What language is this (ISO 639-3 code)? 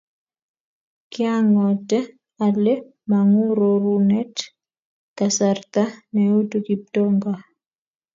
kln